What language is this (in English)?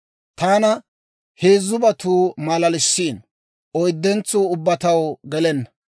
Dawro